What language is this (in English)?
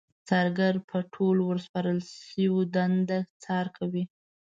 Pashto